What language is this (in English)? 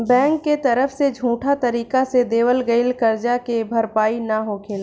Bhojpuri